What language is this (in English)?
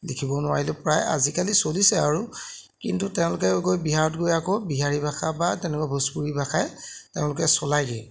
Assamese